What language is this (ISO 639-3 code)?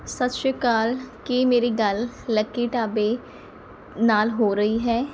pan